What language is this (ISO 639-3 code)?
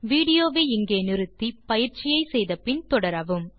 tam